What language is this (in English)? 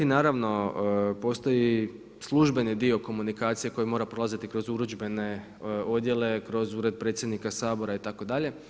Croatian